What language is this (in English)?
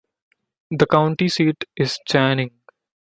English